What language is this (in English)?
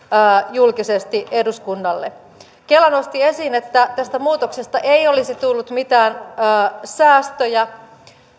Finnish